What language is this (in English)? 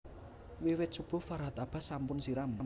Javanese